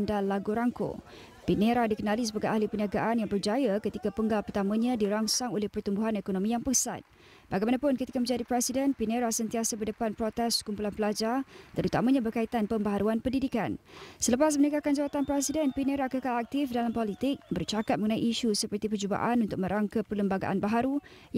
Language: Malay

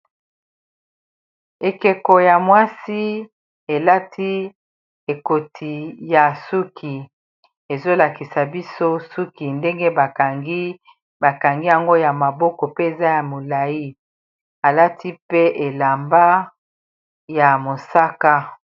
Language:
Lingala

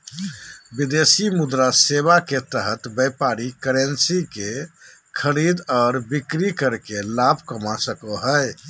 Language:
Magahi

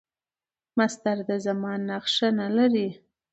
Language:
Pashto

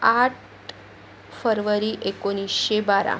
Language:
Marathi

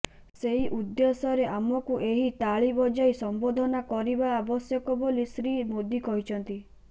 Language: Odia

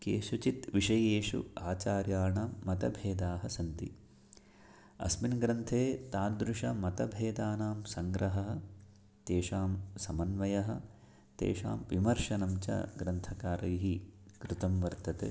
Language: Sanskrit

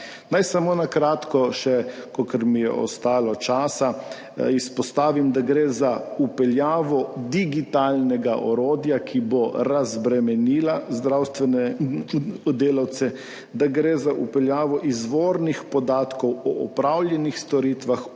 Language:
Slovenian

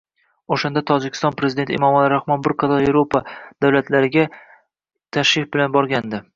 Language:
Uzbek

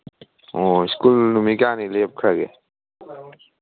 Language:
Manipuri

